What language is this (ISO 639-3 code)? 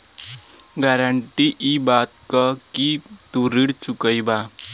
bho